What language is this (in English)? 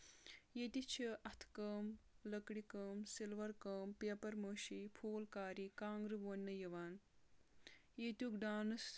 Kashmiri